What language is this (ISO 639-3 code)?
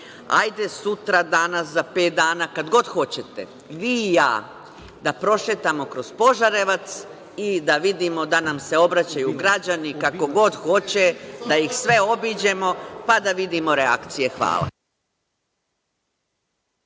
srp